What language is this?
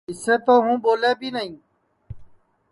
Sansi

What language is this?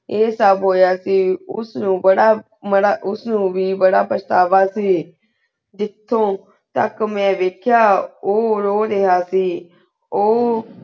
Punjabi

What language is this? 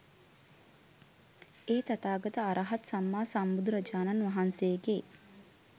Sinhala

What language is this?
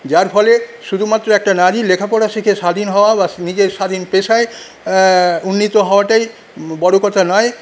Bangla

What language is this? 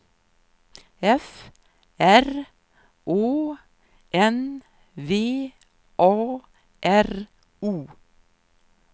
Swedish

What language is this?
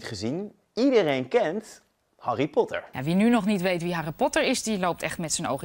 Dutch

